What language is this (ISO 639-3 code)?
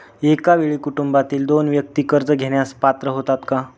mar